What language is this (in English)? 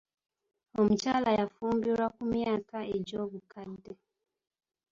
Ganda